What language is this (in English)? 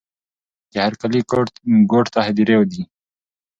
Pashto